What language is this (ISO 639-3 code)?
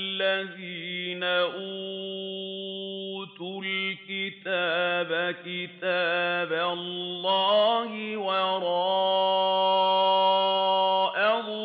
ara